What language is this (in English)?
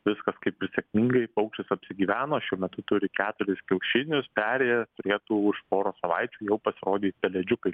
Lithuanian